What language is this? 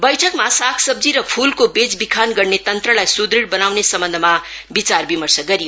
Nepali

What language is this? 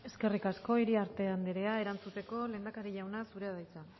Basque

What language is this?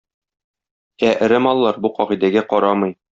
Tatar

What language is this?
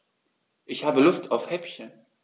German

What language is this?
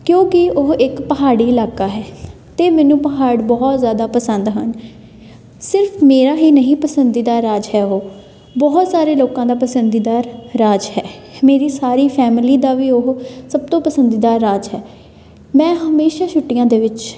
Punjabi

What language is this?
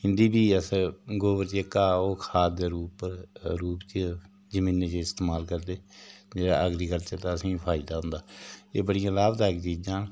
Dogri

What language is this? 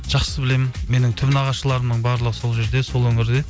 Kazakh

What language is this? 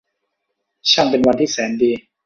Thai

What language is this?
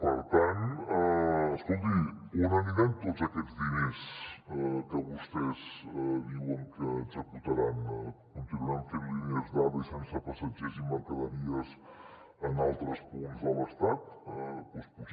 Catalan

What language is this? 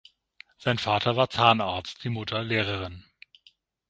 German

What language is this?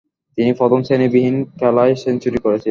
Bangla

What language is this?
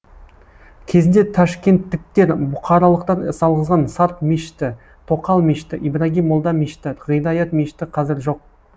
Kazakh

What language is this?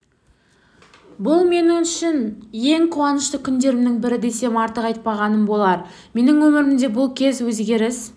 Kazakh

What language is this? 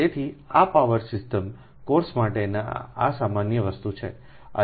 Gujarati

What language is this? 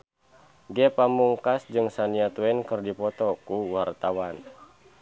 Sundanese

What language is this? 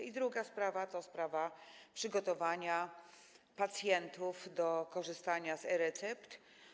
Polish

